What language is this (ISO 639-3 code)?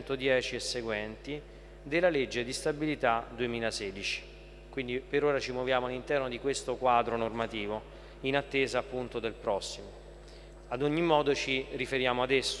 ita